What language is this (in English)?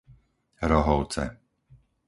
Slovak